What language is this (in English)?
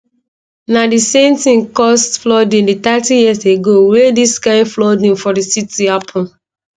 Nigerian Pidgin